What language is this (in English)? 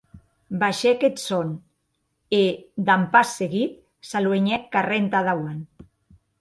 Occitan